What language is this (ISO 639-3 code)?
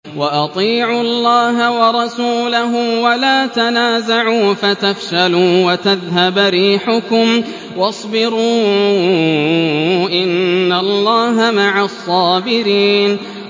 ara